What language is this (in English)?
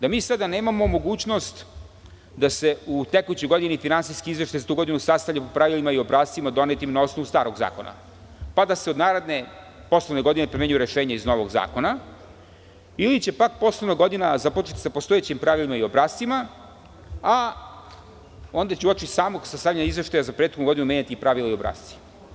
Serbian